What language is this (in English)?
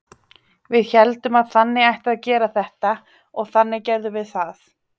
Icelandic